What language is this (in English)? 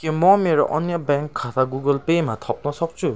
Nepali